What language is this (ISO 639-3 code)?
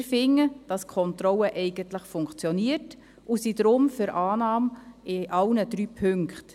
gsw